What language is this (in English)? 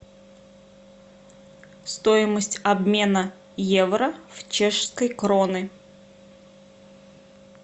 Russian